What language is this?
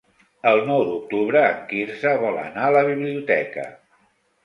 Catalan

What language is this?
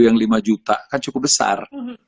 Indonesian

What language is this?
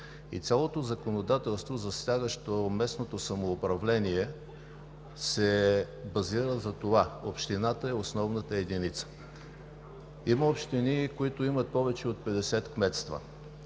Bulgarian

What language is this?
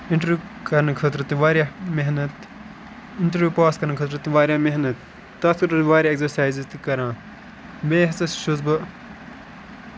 Kashmiri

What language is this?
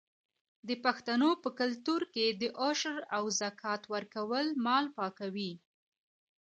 Pashto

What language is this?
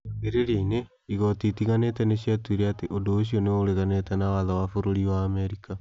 Kikuyu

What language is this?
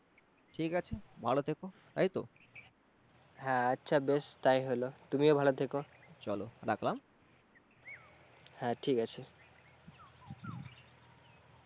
Bangla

